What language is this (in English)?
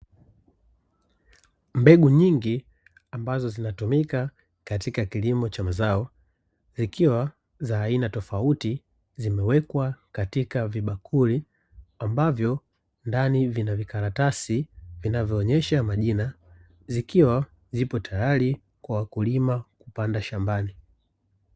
Swahili